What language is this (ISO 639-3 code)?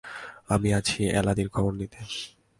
ben